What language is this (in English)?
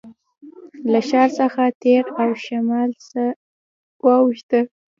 Pashto